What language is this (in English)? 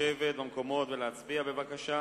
Hebrew